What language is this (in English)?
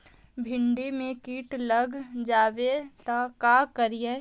Magahi